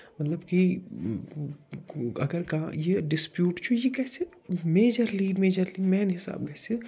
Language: Kashmiri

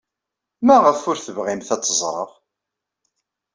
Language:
Kabyle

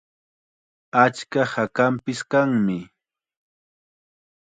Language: Chiquián Ancash Quechua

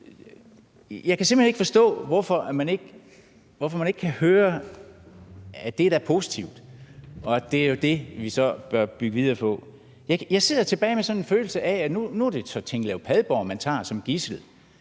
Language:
Danish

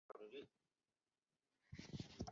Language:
Chinese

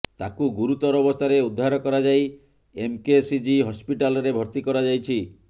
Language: Odia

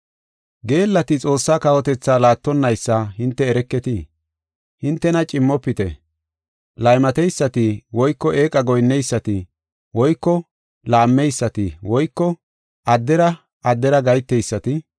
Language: Gofa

